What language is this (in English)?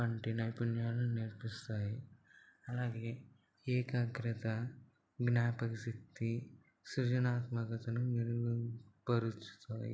Telugu